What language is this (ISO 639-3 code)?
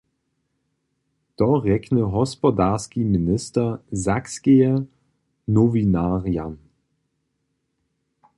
hsb